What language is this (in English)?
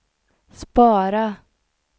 Swedish